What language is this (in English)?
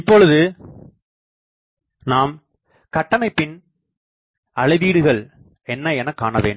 Tamil